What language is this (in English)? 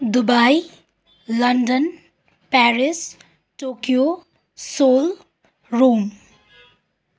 Nepali